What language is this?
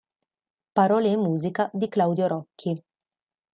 Italian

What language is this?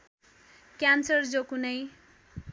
Nepali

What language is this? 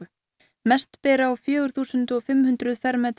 Icelandic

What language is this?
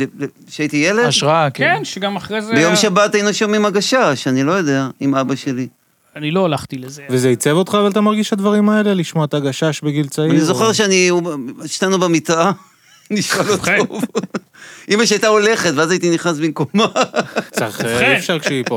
Hebrew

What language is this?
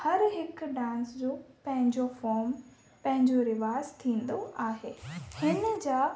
Sindhi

